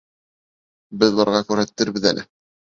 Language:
Bashkir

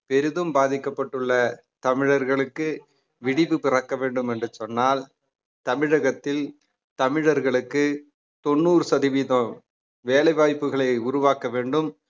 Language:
Tamil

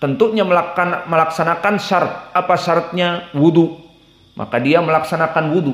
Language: Indonesian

